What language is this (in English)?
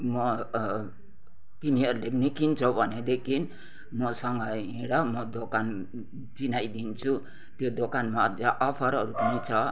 Nepali